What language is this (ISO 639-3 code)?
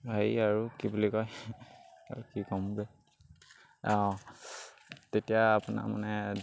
asm